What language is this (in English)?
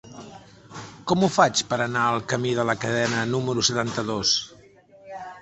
Catalan